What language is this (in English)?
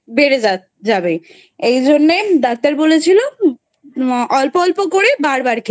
Bangla